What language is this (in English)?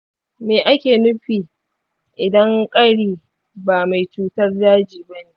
Hausa